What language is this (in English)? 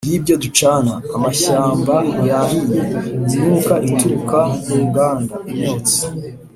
Kinyarwanda